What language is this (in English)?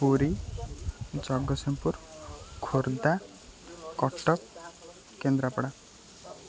Odia